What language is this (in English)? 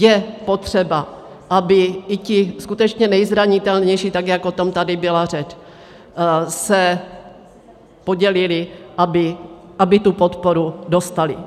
Czech